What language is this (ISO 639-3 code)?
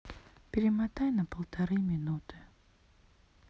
rus